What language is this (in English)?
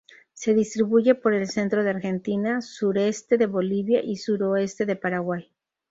Spanish